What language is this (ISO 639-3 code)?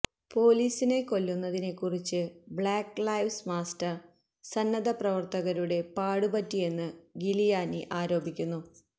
mal